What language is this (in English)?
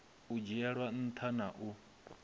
Venda